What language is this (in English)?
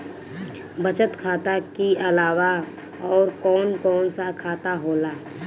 Bhojpuri